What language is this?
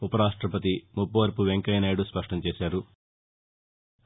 Telugu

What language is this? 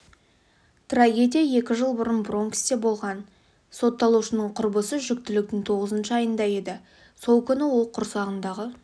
Kazakh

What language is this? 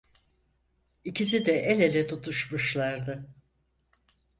Turkish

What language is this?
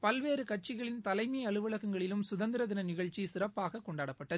Tamil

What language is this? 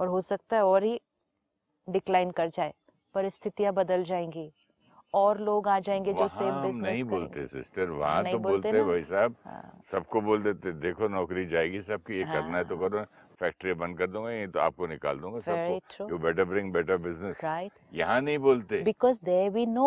Hindi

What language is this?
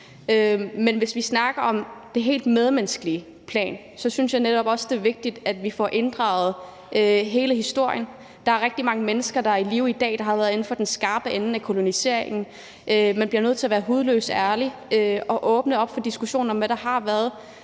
Danish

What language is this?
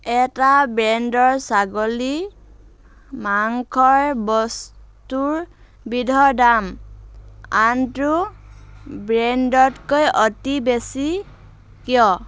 Assamese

